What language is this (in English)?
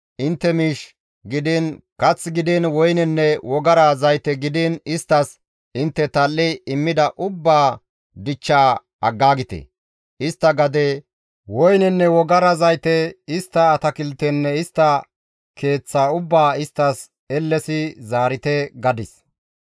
Gamo